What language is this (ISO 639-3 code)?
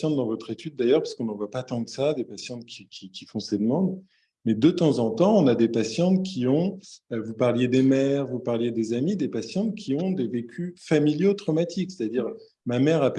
fra